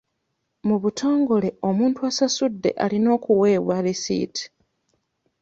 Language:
Ganda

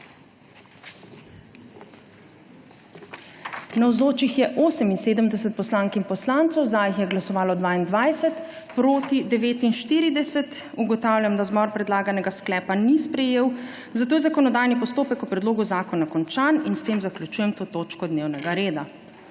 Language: Slovenian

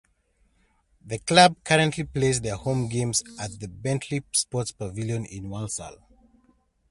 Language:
English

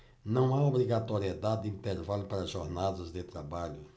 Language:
Portuguese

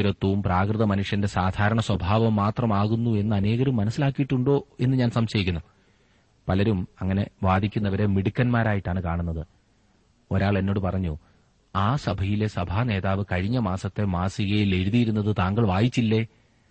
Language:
Malayalam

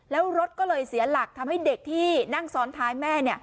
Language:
Thai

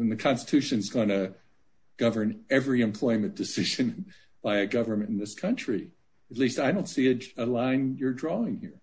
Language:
English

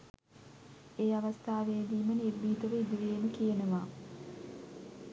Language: Sinhala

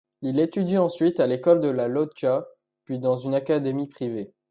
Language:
French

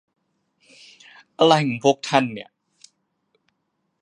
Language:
Thai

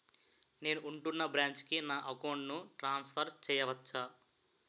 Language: Telugu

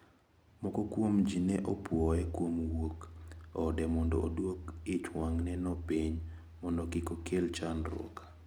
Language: Luo (Kenya and Tanzania)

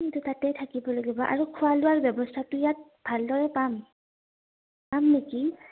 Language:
Assamese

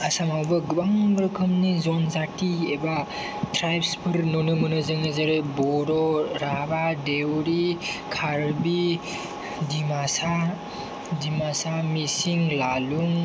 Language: Bodo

